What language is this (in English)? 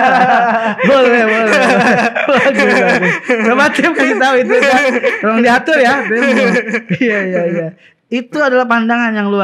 Indonesian